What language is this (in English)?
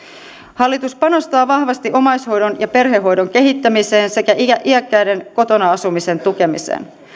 Finnish